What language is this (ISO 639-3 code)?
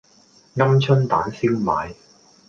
yue